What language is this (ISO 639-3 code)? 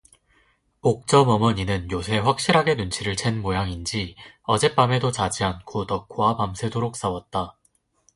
kor